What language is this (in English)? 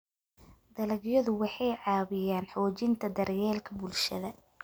Somali